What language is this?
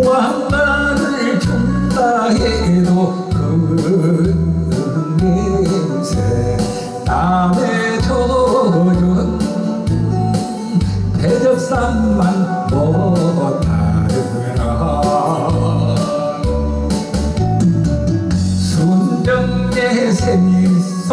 Korean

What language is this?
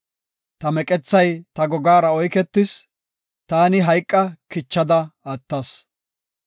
Gofa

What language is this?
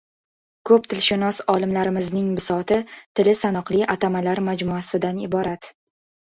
Uzbek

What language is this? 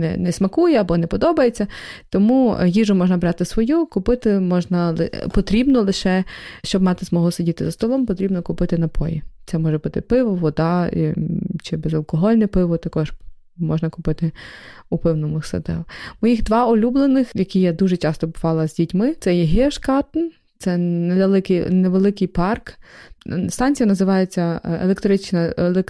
Ukrainian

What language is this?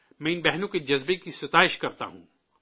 Urdu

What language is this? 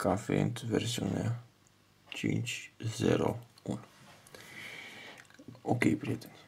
Romanian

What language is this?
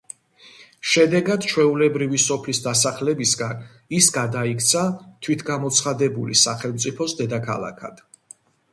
Georgian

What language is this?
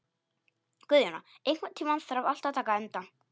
Icelandic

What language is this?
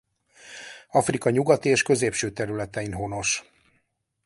Hungarian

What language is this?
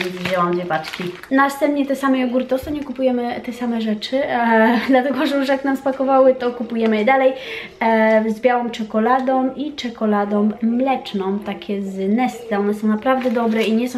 Polish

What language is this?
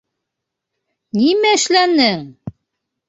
Bashkir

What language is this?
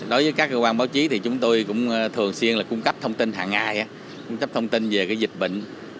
Vietnamese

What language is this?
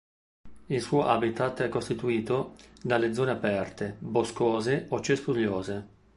Italian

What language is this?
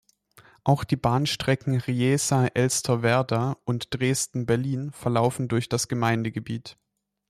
German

